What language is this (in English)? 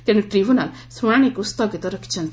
Odia